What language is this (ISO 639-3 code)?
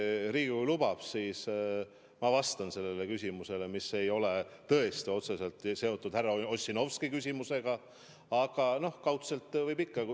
est